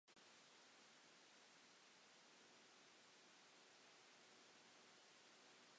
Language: Welsh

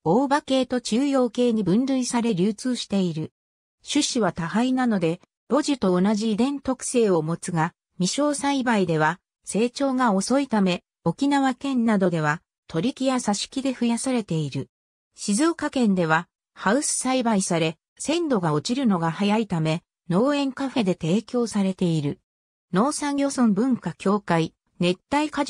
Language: Japanese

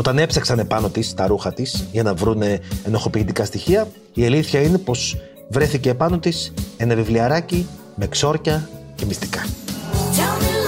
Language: Greek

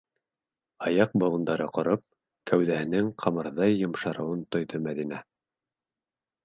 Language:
Bashkir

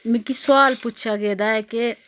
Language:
Dogri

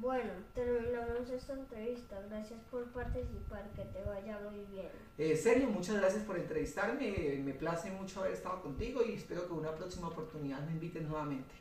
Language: Spanish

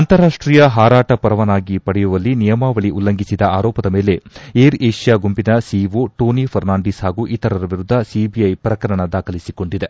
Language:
Kannada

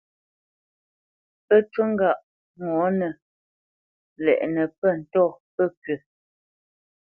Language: Bamenyam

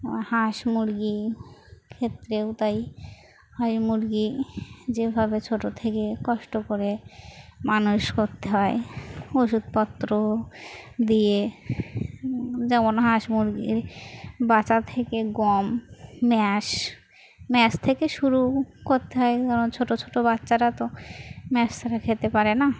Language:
Bangla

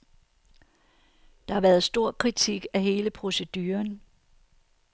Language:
Danish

